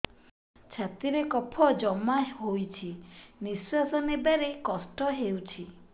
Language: Odia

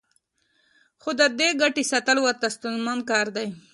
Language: Pashto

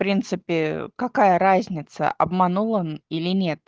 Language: Russian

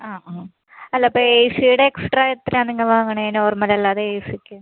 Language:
Malayalam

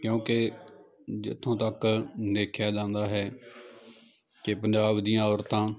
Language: Punjabi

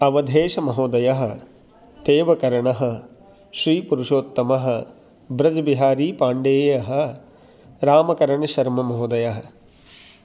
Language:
Sanskrit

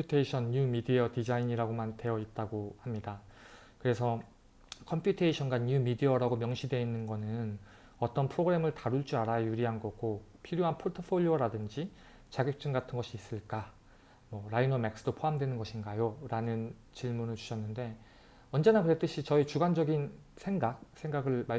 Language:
Korean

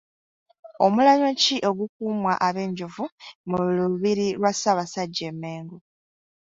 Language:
Ganda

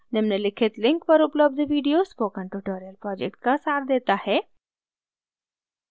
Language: Hindi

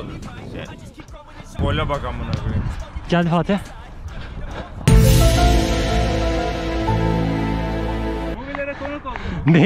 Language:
Turkish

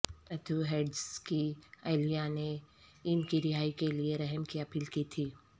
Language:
Urdu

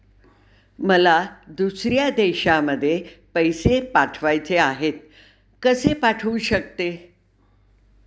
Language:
Marathi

